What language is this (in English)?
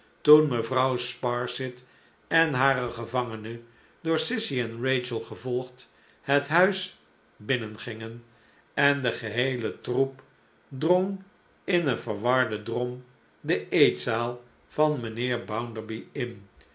Dutch